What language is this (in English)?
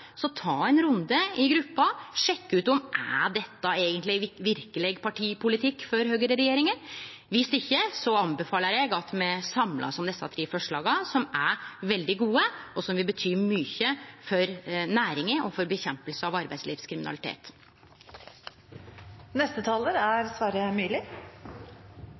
Norwegian